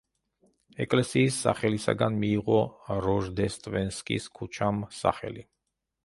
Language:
Georgian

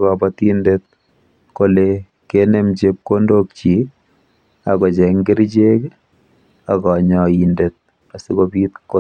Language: Kalenjin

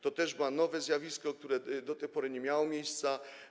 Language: Polish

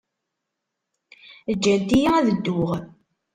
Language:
Kabyle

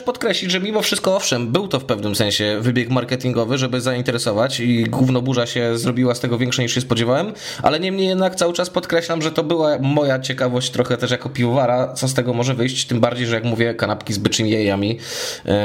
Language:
Polish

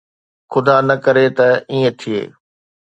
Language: Sindhi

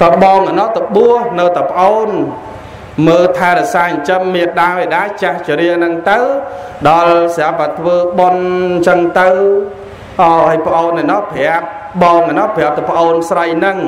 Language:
Vietnamese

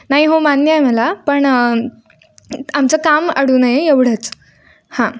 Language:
Marathi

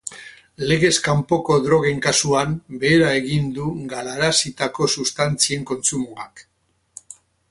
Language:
Basque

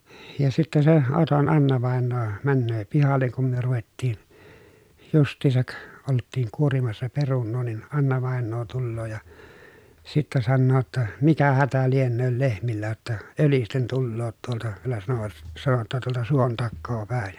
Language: Finnish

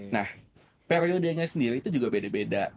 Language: Indonesian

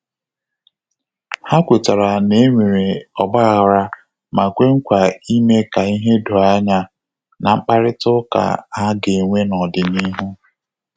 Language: Igbo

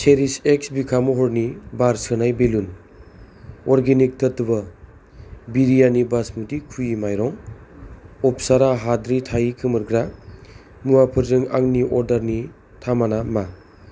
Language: Bodo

